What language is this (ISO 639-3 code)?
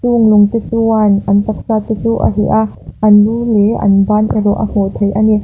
lus